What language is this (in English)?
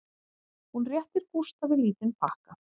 Icelandic